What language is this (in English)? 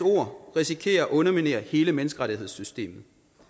Danish